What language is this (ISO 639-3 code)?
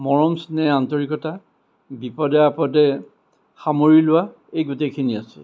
asm